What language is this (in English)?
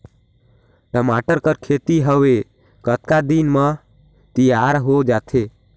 Chhattisgarhi